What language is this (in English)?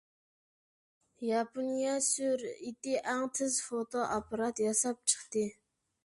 Uyghur